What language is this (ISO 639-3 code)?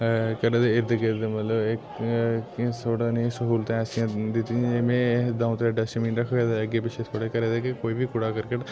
doi